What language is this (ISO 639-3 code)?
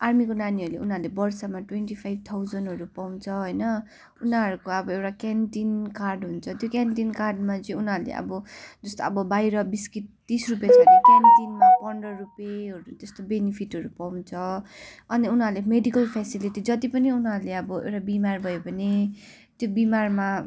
nep